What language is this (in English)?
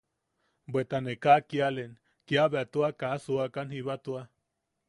Yaqui